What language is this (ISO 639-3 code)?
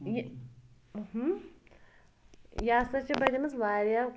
kas